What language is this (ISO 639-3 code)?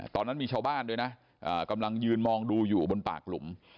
tha